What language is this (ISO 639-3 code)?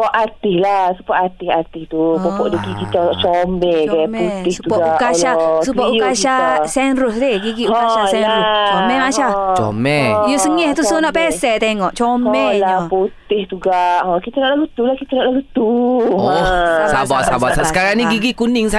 msa